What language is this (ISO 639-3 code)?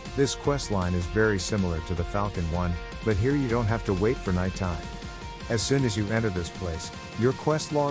eng